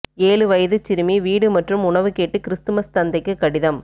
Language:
Tamil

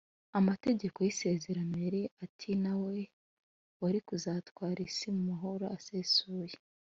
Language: Kinyarwanda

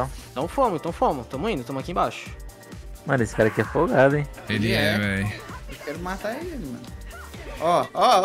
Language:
Portuguese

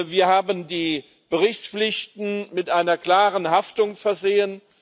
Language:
German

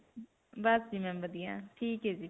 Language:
Punjabi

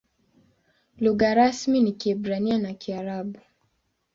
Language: Swahili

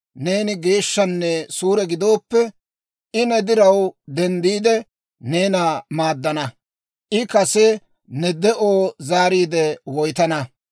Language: Dawro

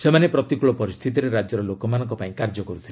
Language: Odia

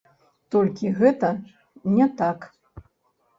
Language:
Belarusian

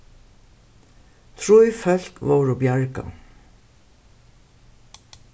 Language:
Faroese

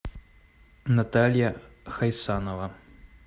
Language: Russian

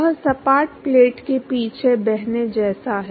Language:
Hindi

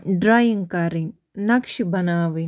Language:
Kashmiri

